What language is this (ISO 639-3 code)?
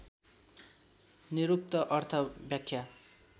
nep